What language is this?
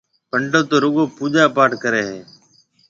Marwari (Pakistan)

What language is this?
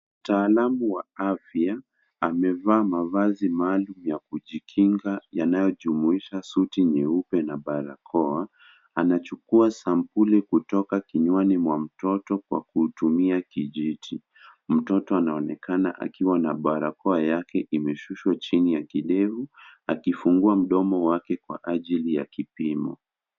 Swahili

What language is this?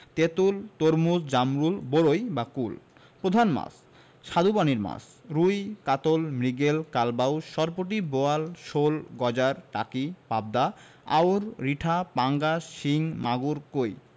Bangla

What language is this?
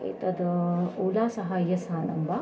Sanskrit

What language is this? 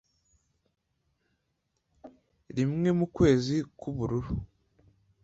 Kinyarwanda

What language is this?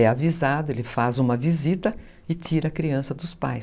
Portuguese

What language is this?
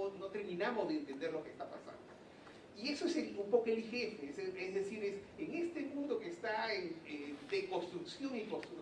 Spanish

